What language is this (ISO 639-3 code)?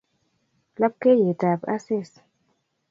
kln